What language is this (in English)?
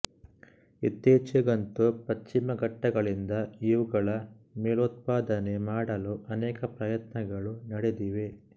Kannada